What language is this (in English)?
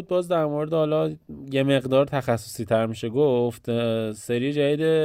Persian